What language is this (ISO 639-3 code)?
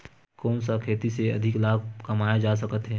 hne